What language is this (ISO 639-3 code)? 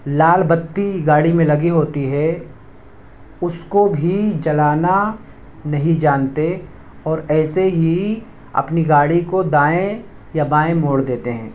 urd